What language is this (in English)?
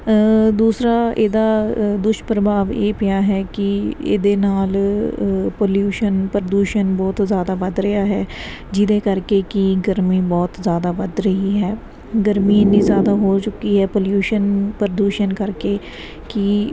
Punjabi